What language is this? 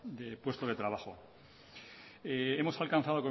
Spanish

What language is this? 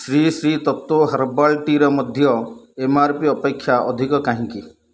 Odia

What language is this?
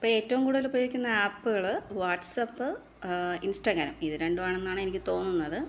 Malayalam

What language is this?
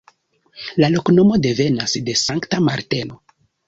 Esperanto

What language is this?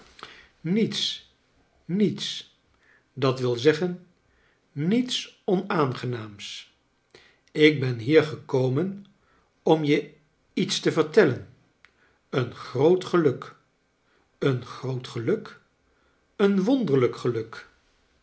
Dutch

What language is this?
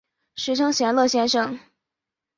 Chinese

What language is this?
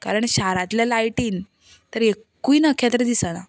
Konkani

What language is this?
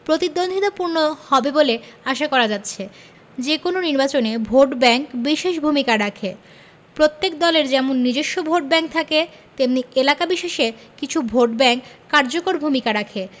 Bangla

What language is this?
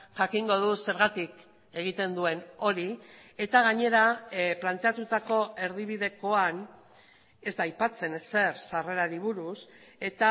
Basque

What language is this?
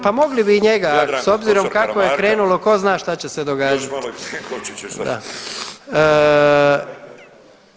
Croatian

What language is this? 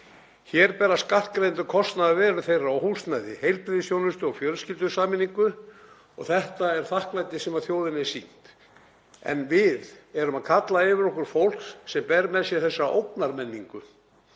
Icelandic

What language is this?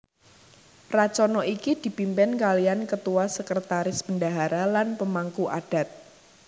Javanese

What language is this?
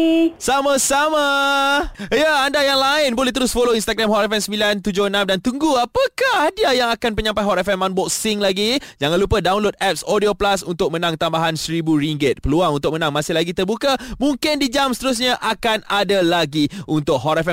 Malay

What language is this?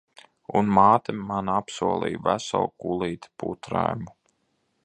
Latvian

